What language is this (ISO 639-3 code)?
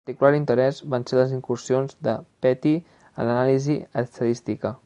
cat